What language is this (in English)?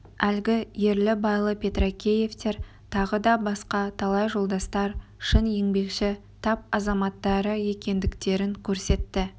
Kazakh